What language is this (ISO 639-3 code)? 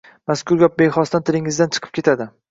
uzb